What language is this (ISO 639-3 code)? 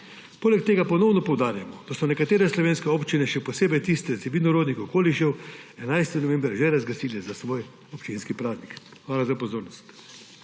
slv